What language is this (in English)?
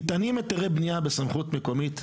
Hebrew